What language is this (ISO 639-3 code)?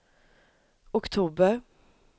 swe